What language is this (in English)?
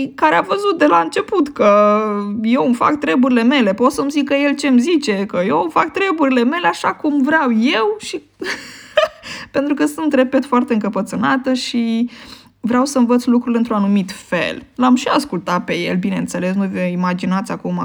Romanian